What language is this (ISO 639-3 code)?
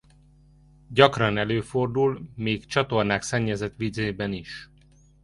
hun